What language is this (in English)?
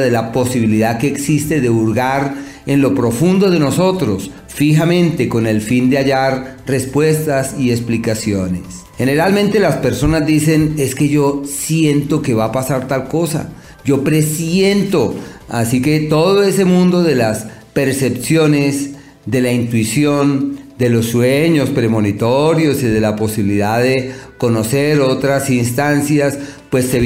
Spanish